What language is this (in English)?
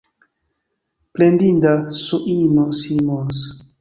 Esperanto